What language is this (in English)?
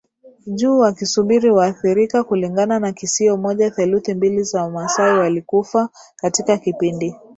Swahili